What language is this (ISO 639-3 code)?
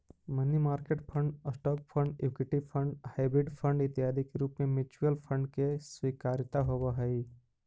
mag